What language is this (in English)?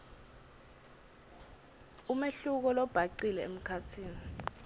Swati